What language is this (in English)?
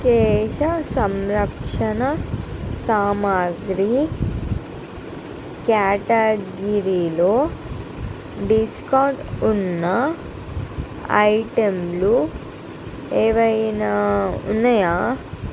Telugu